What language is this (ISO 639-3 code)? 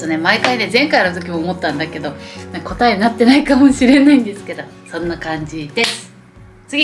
jpn